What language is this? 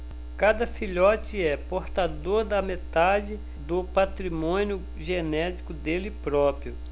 Portuguese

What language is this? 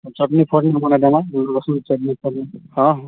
Odia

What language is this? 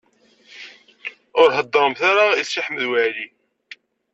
Kabyle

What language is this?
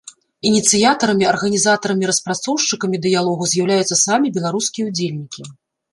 Belarusian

